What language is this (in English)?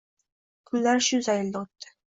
Uzbek